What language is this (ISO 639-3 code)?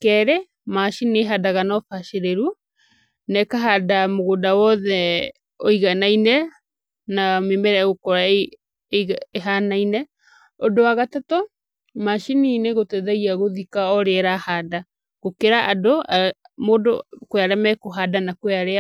kik